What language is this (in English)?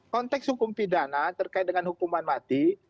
Indonesian